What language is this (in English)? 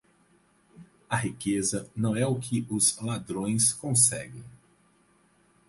Portuguese